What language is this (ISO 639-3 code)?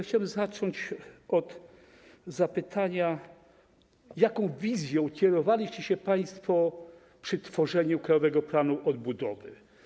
pol